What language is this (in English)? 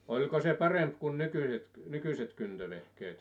Finnish